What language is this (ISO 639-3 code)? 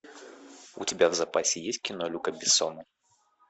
rus